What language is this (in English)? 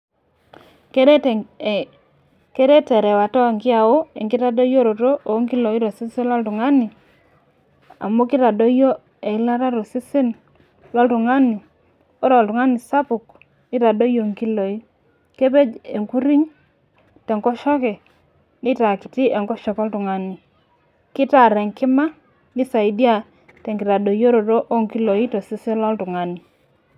Masai